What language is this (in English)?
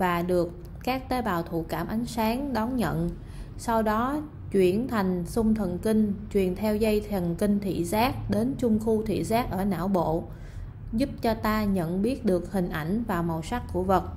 Vietnamese